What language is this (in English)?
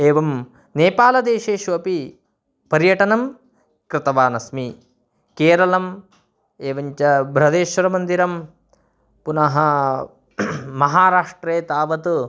Sanskrit